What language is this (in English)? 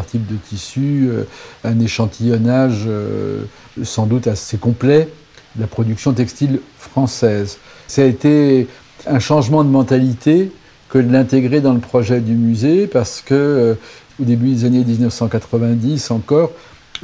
French